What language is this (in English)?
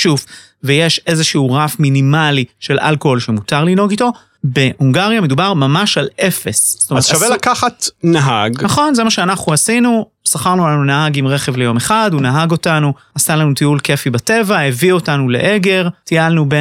Hebrew